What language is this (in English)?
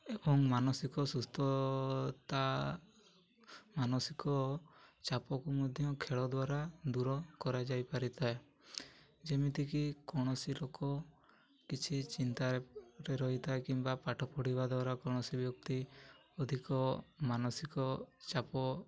Odia